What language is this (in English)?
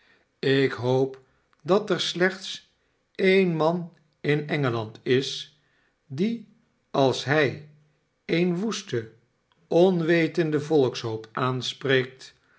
Dutch